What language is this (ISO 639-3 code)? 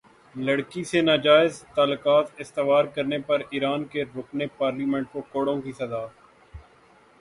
urd